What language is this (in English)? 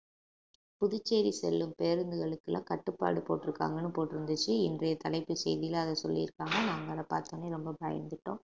Tamil